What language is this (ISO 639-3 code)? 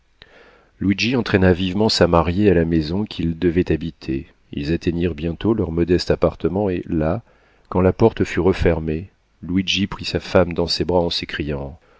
fra